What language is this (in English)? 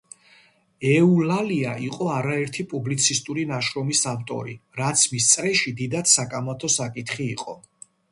Georgian